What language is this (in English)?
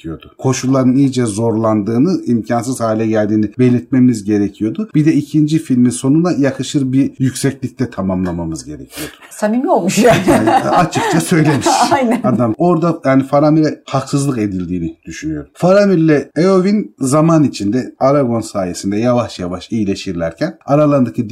Turkish